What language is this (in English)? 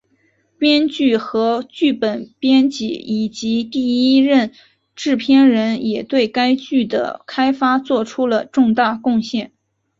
Chinese